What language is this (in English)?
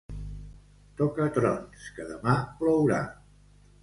Catalan